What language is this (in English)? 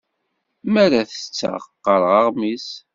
Kabyle